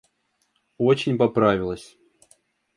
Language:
Russian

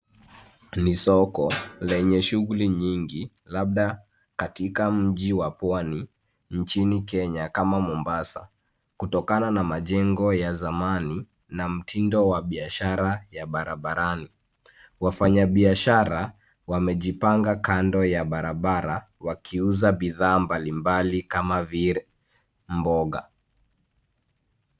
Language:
Swahili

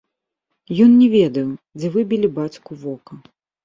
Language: Belarusian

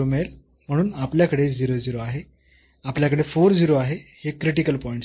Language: Marathi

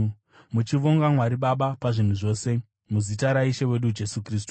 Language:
Shona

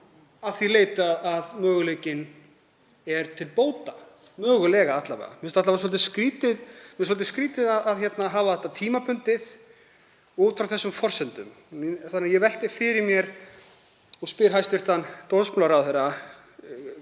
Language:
Icelandic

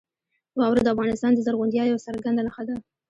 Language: Pashto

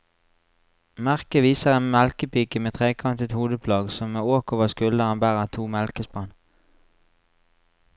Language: Norwegian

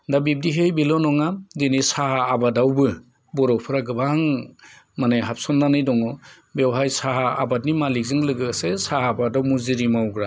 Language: Bodo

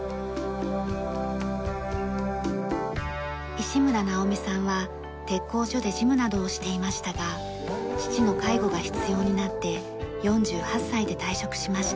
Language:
Japanese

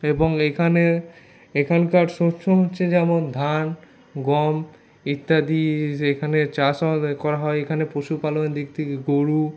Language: Bangla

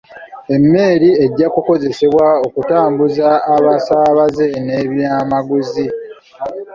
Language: Ganda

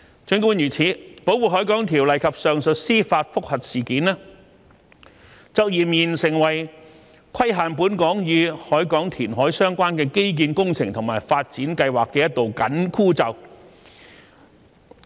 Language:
Cantonese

